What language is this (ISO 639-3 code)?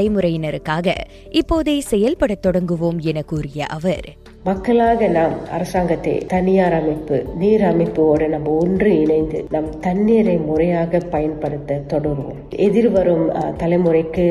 tam